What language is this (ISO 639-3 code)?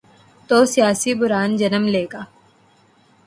urd